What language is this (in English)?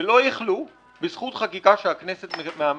Hebrew